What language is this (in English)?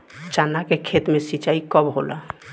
Bhojpuri